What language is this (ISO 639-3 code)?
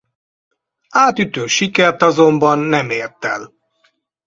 hun